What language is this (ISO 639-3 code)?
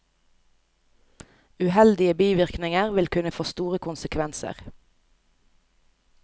nor